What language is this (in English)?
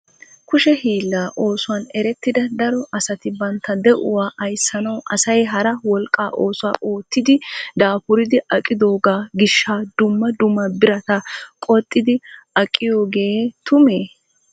Wolaytta